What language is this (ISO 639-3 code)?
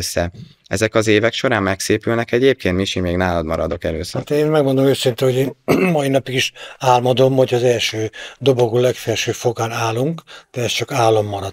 hun